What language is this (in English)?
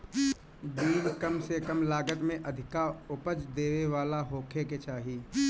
Bhojpuri